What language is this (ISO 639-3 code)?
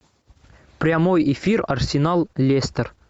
rus